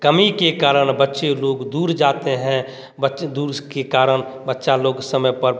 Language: Hindi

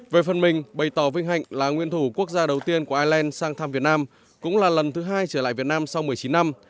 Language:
Vietnamese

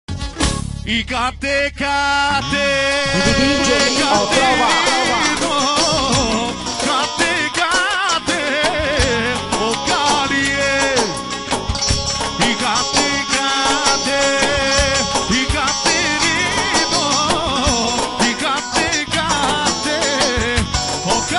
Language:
Arabic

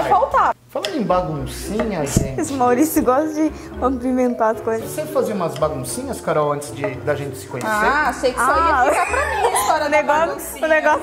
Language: Portuguese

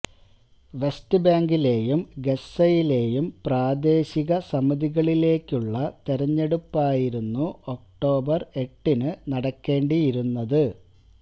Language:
Malayalam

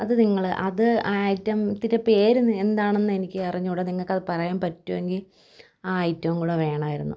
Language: Malayalam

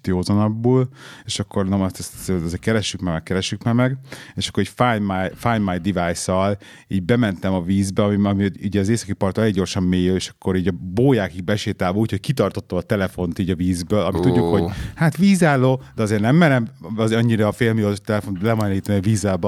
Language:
Hungarian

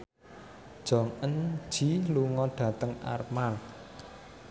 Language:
Javanese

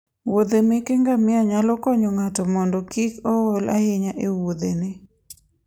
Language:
Luo (Kenya and Tanzania)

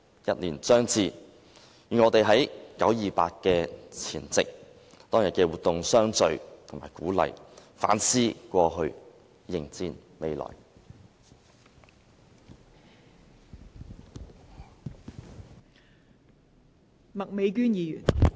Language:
Cantonese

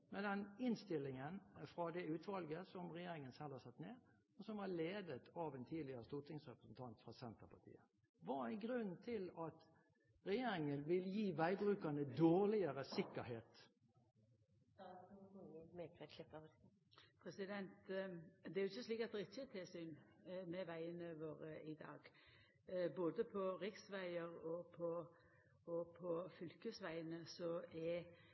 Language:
Norwegian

